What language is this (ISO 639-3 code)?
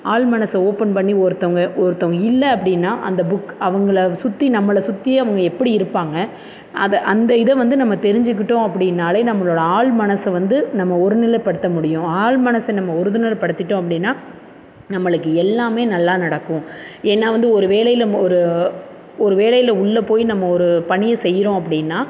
tam